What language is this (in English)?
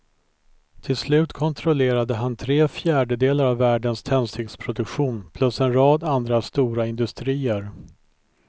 Swedish